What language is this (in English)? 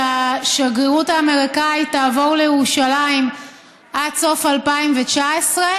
Hebrew